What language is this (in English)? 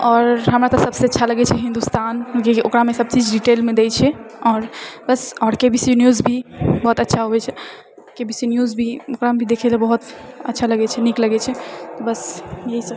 Maithili